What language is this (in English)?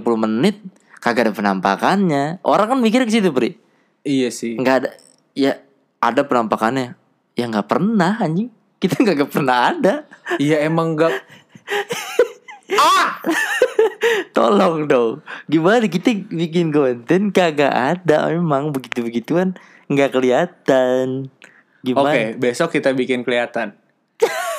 Indonesian